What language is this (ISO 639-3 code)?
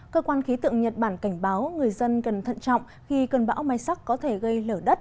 vie